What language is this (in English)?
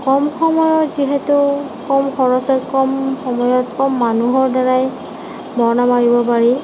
Assamese